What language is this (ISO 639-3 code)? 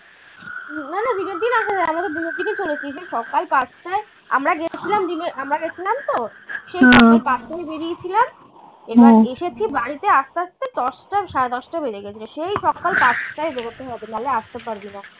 ben